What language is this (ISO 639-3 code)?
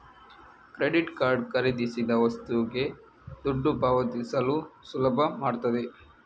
kan